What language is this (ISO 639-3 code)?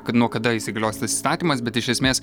lit